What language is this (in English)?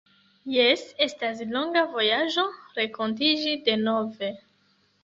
Esperanto